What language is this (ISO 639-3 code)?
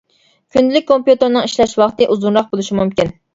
uig